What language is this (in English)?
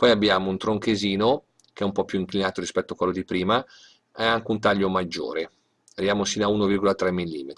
Italian